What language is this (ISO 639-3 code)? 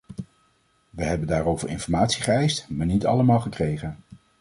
nld